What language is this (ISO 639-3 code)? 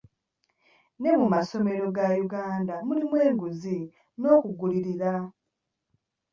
lug